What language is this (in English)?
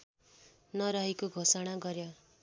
Nepali